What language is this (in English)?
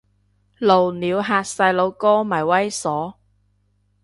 Cantonese